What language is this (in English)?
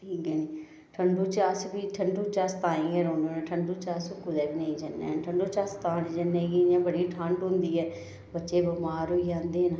Dogri